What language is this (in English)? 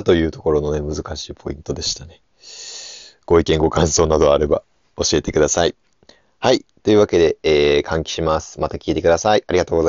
Japanese